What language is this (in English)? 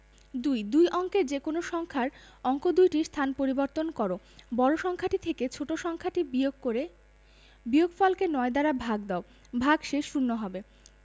Bangla